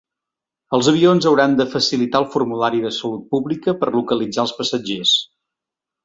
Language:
Catalan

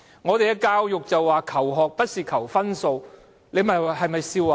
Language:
Cantonese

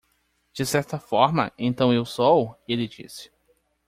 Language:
Portuguese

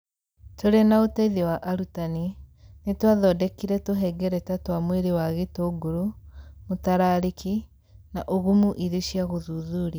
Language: Kikuyu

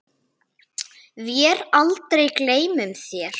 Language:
Icelandic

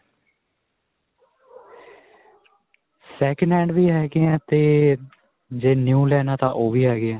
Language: Punjabi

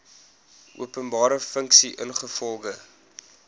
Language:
Afrikaans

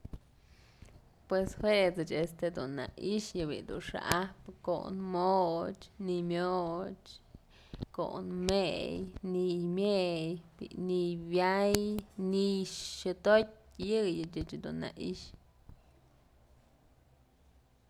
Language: Mazatlán Mixe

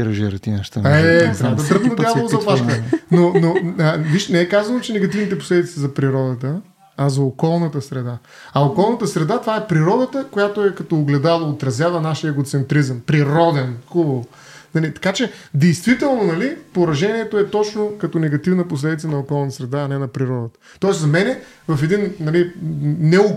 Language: Bulgarian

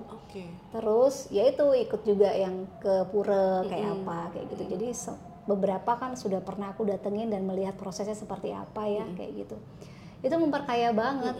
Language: Indonesian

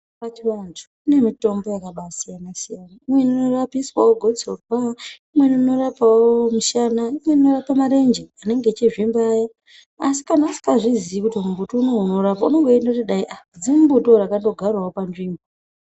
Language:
Ndau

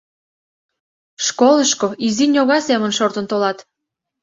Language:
Mari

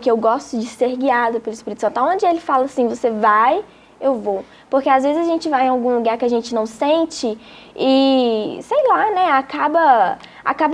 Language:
Portuguese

